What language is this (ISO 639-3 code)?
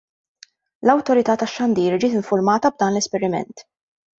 mlt